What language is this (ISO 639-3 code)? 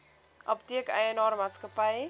afr